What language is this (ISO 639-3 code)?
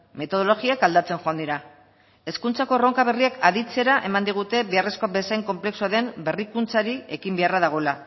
eus